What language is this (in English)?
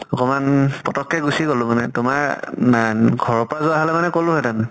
Assamese